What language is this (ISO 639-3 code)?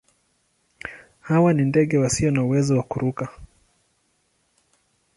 swa